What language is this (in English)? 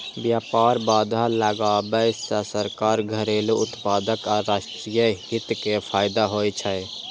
Maithili